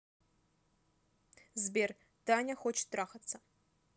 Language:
Russian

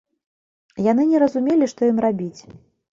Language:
Belarusian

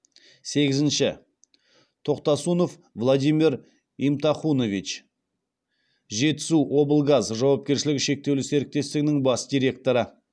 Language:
Kazakh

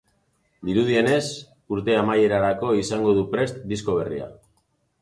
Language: Basque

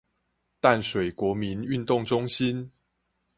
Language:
Chinese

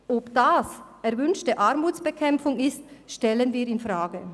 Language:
Swiss German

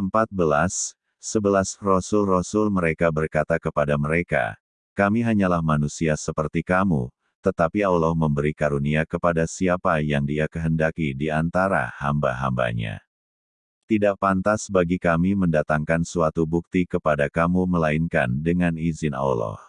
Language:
Indonesian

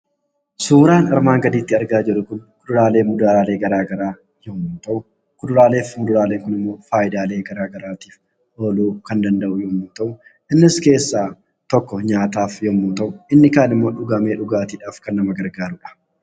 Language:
Oromo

